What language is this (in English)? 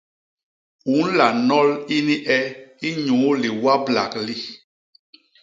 Basaa